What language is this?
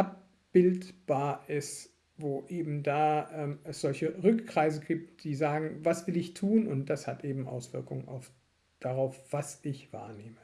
German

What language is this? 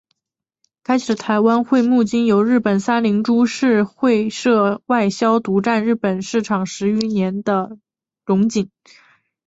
Chinese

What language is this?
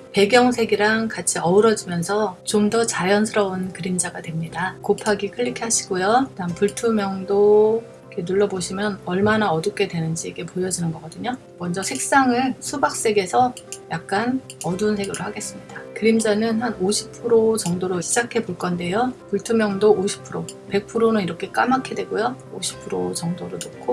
Korean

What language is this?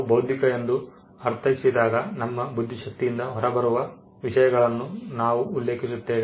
Kannada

